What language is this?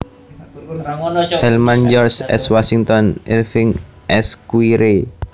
Javanese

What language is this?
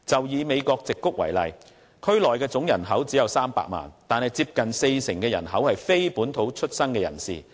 Cantonese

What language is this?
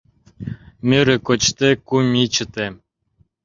Mari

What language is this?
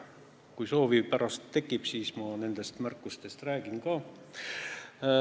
Estonian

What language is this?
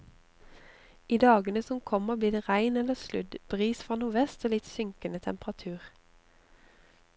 Norwegian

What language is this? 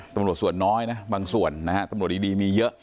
Thai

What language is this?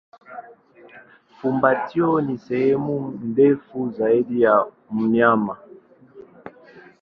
Swahili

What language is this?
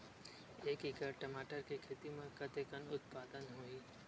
Chhattisgarhi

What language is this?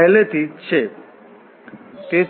Gujarati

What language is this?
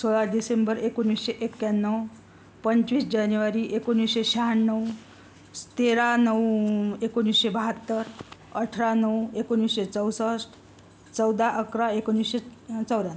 Marathi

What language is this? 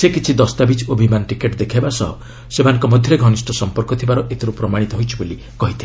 Odia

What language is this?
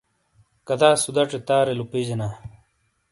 Shina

